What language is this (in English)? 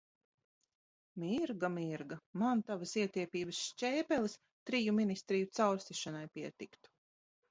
Latvian